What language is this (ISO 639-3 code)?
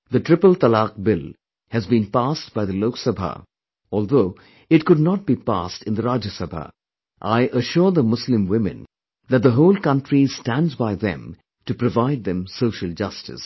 eng